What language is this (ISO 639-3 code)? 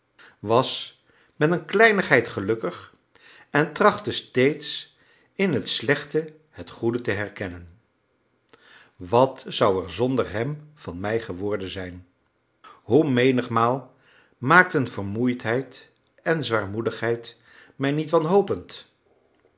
nld